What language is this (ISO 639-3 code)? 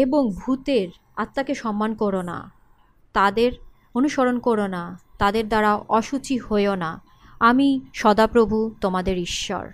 ben